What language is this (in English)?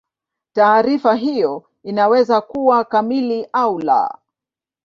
Swahili